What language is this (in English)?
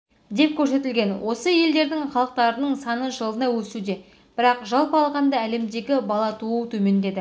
Kazakh